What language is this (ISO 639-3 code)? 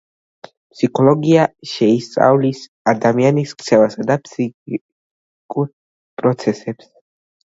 kat